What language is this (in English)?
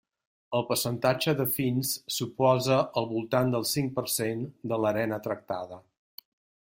Catalan